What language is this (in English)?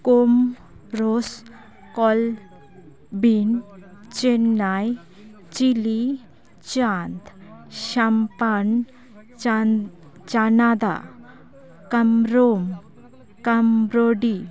Santali